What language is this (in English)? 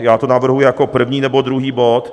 Czech